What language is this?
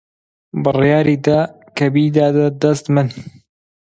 Central Kurdish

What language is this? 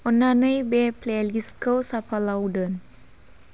Bodo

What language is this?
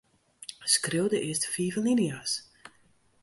Western Frisian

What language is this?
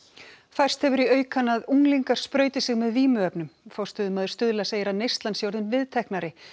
Icelandic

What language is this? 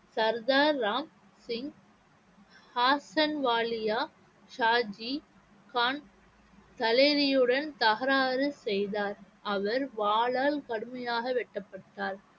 Tamil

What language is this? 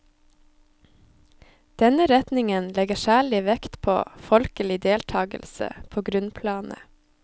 Norwegian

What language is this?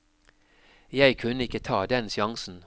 Norwegian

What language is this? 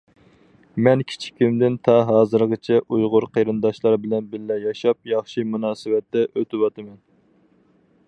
Uyghur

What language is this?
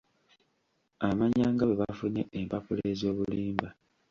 Ganda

